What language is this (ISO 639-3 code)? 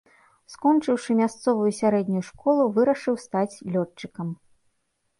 bel